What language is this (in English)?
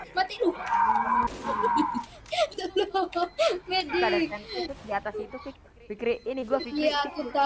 Indonesian